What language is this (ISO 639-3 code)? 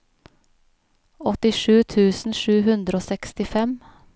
nor